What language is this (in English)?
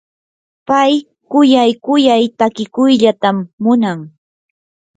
Yanahuanca Pasco Quechua